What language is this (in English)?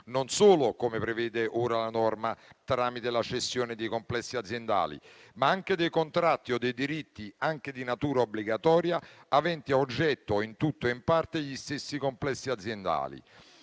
Italian